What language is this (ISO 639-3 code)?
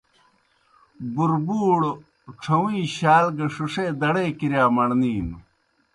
plk